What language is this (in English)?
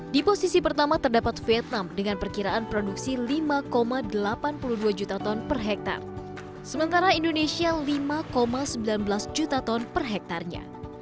Indonesian